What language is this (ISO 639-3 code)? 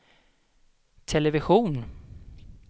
swe